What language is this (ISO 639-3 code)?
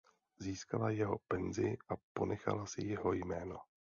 ces